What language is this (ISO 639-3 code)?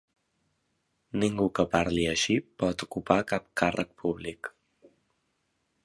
cat